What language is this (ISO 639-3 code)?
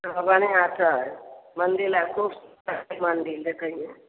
mai